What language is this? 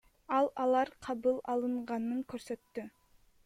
Kyrgyz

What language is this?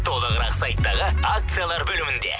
Kazakh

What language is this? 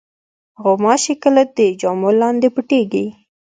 Pashto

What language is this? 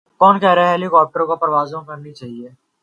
Urdu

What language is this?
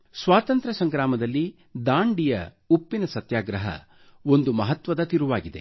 Kannada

